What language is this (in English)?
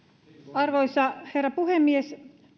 Finnish